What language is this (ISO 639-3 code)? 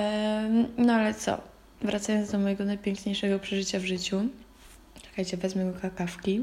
pol